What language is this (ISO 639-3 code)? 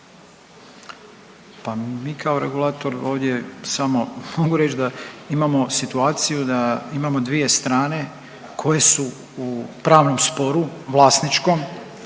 hrv